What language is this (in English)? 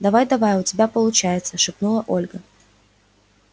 Russian